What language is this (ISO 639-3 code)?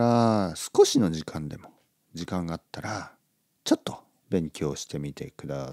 jpn